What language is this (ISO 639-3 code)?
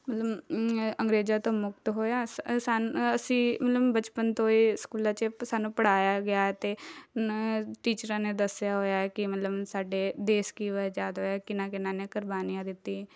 pan